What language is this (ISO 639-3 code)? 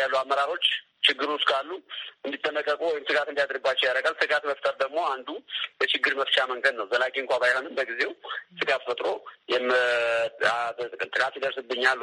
amh